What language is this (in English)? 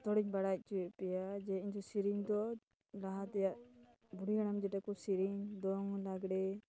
Santali